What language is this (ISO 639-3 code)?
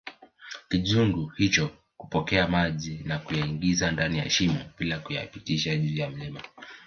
swa